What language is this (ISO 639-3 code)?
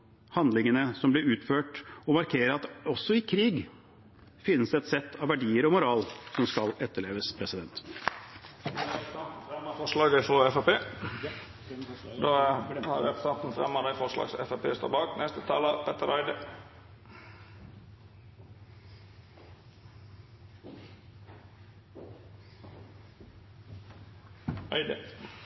nor